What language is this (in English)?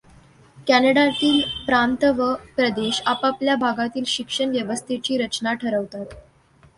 Marathi